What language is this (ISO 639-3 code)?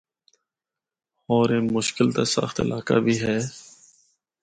hno